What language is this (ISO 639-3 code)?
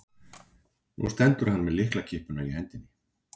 isl